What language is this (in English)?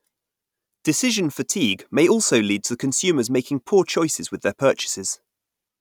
English